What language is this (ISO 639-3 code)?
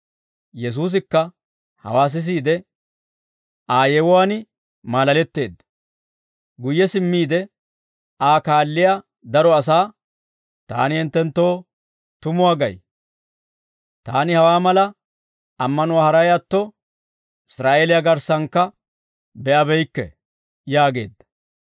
dwr